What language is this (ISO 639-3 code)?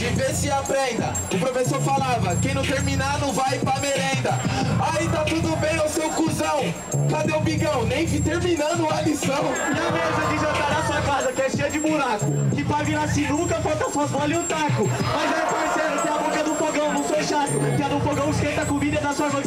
por